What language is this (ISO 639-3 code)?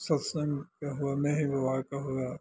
mai